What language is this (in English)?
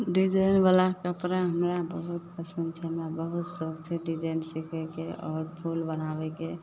Maithili